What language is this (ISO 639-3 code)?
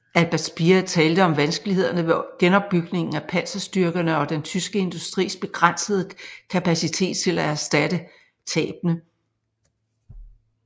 dan